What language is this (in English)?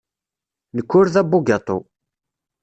Kabyle